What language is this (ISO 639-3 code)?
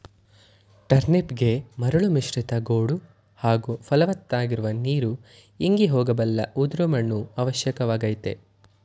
kan